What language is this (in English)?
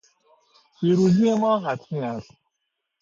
Persian